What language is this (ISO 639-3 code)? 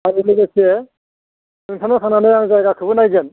brx